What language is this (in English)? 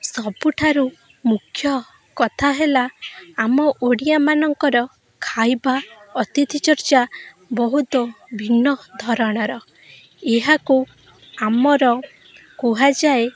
Odia